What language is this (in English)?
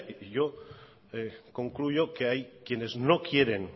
Spanish